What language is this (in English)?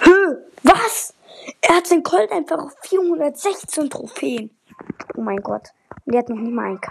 German